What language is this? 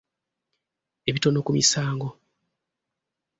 Ganda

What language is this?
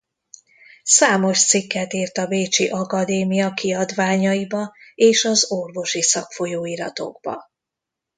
Hungarian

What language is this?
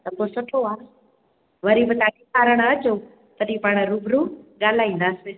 Sindhi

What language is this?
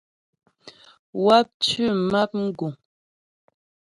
Ghomala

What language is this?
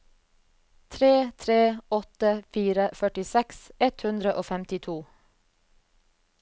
Norwegian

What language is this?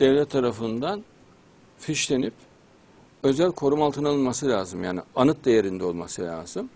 Turkish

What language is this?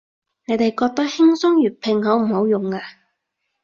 Cantonese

